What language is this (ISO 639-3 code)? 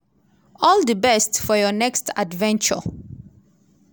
pcm